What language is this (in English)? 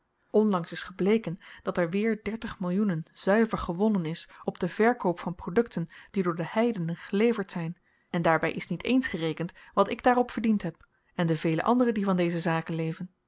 Dutch